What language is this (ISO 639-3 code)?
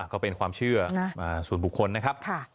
tha